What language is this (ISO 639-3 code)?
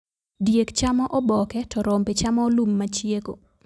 luo